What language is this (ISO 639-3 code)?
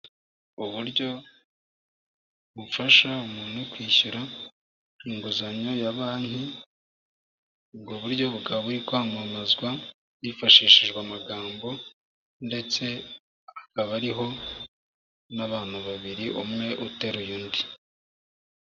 kin